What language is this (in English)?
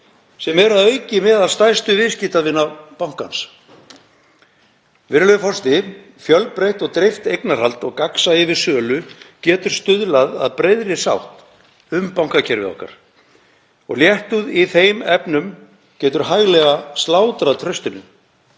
Icelandic